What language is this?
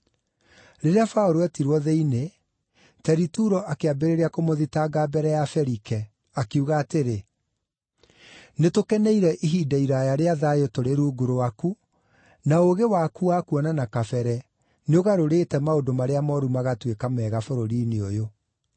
Kikuyu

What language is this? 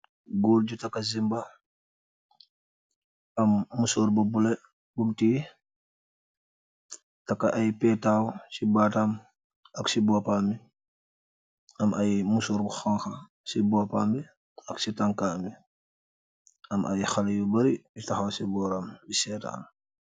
Wolof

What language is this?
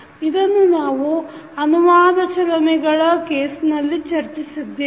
Kannada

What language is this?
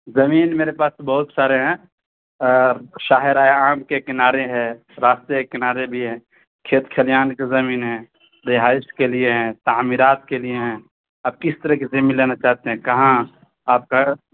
Urdu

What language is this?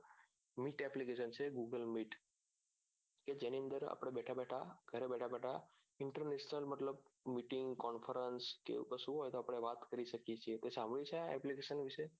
Gujarati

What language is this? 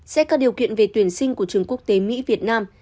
Vietnamese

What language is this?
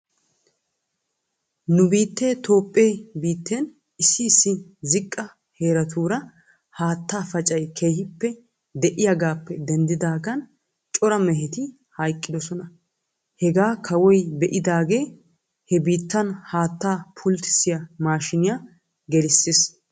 Wolaytta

